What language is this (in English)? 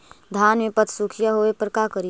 Magahi